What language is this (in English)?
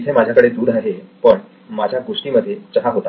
Marathi